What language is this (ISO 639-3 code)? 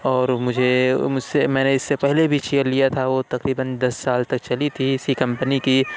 urd